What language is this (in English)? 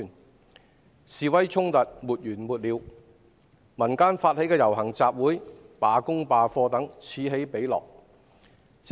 Cantonese